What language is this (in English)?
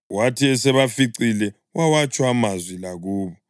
North Ndebele